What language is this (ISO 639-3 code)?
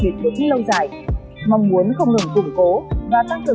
vie